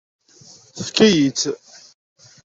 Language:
Kabyle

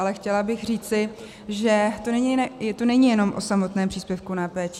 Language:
Czech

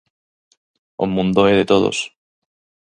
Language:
Galician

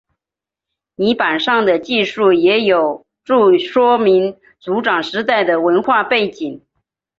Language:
Chinese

